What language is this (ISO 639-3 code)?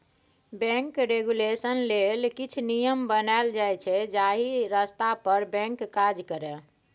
mai